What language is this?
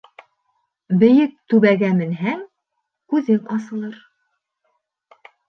Bashkir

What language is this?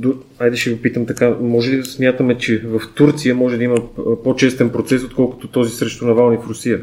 Bulgarian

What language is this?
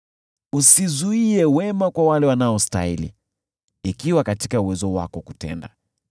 Swahili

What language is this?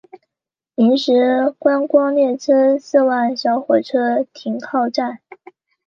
Chinese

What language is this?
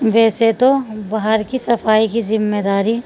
Urdu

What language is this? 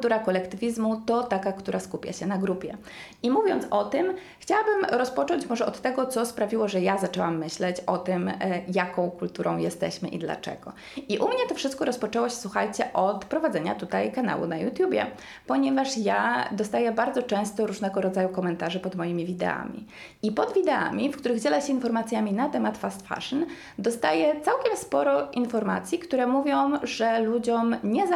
Polish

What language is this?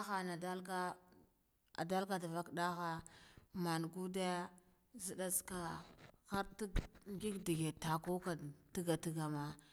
Guduf-Gava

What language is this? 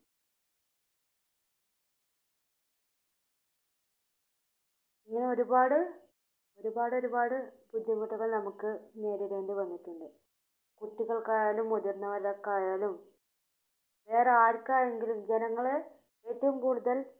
Malayalam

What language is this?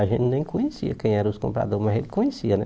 Portuguese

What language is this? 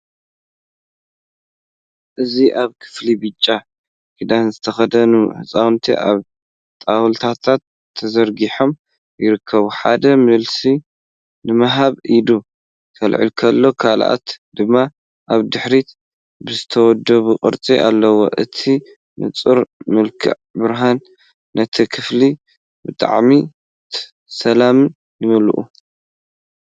Tigrinya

